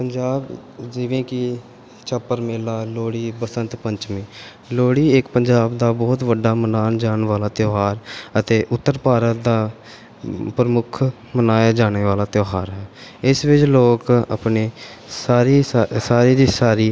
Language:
Punjabi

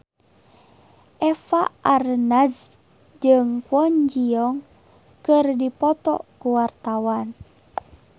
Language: Sundanese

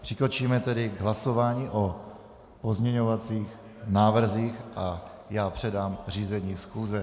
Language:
Czech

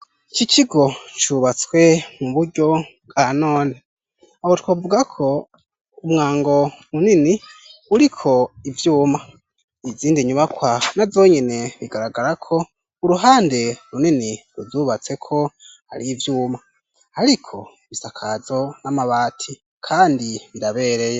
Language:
Rundi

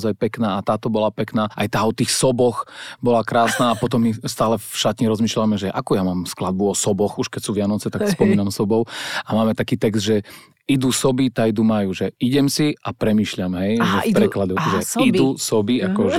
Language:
Slovak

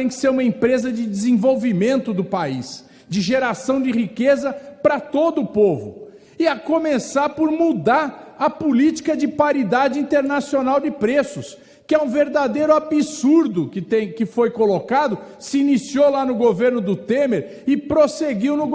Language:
Portuguese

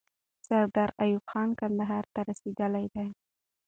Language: Pashto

